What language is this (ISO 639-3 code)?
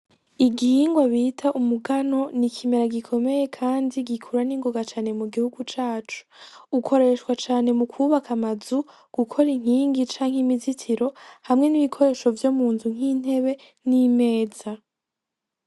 run